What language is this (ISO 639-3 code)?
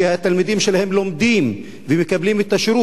heb